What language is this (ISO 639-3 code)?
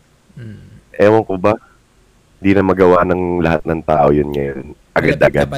fil